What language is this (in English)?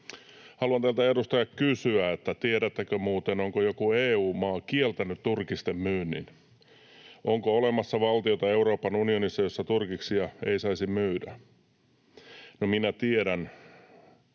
Finnish